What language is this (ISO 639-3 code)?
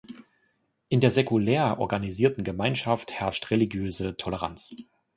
deu